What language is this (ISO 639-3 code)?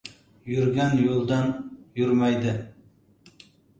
uzb